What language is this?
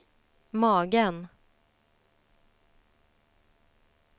Swedish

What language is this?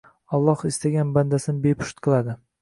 Uzbek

